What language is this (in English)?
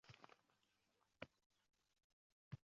Uzbek